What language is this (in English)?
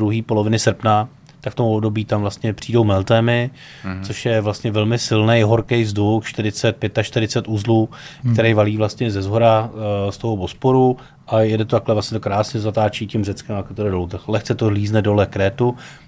Czech